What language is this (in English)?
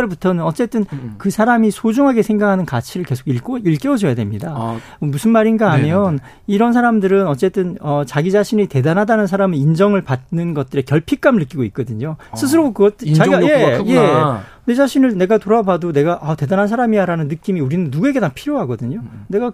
Korean